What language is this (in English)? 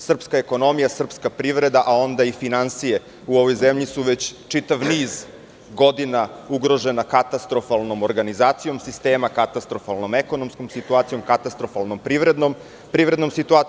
Serbian